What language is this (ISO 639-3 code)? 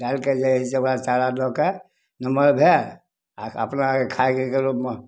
mai